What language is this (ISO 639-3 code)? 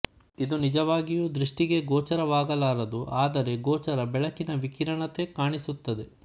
kan